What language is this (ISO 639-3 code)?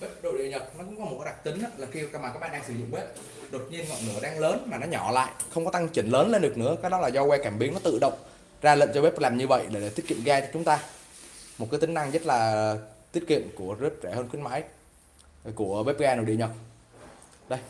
vie